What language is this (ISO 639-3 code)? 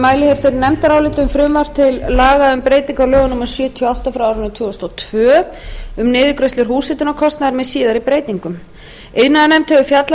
isl